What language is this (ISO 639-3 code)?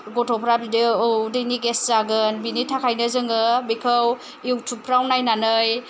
brx